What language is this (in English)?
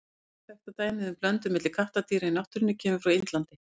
Icelandic